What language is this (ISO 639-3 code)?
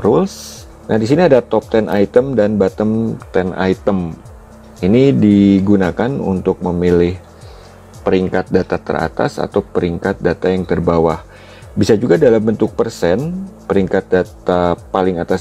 ind